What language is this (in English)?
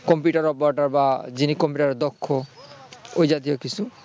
Bangla